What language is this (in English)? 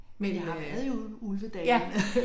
Danish